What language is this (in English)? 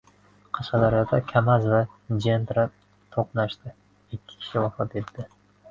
Uzbek